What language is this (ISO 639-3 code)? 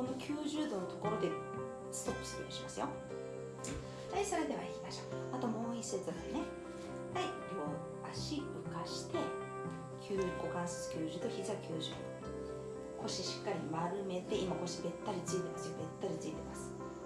jpn